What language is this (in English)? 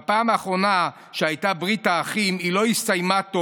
Hebrew